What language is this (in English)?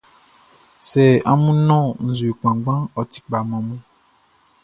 Baoulé